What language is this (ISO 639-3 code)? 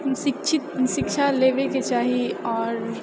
mai